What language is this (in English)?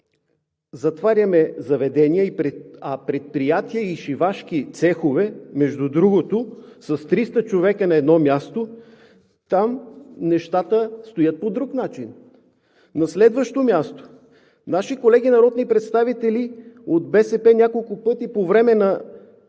Bulgarian